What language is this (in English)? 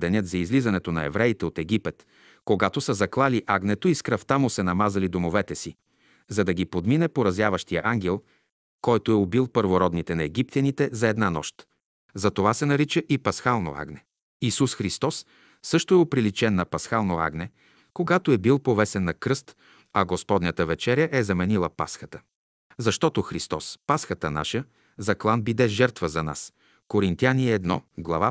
Bulgarian